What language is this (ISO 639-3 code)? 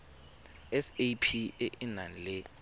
tsn